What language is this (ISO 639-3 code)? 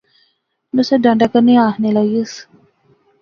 phr